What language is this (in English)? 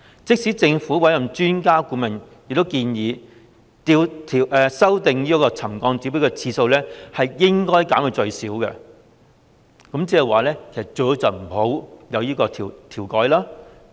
Cantonese